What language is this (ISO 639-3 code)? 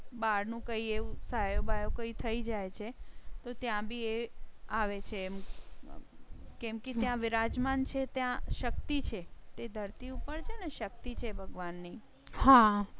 guj